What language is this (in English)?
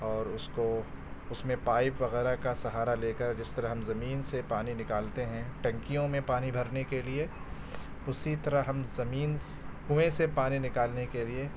Urdu